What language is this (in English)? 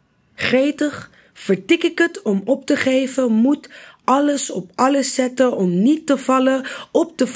Dutch